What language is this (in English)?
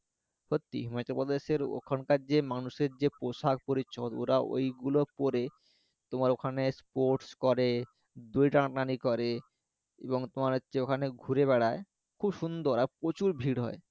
Bangla